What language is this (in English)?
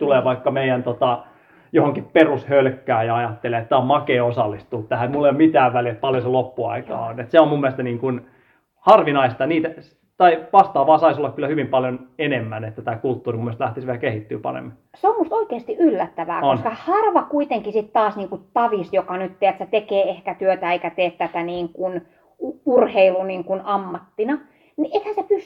Finnish